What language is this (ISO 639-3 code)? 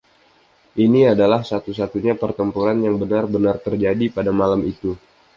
ind